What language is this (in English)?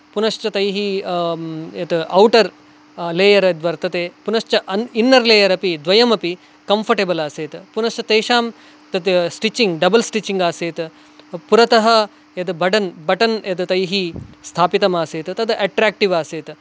Sanskrit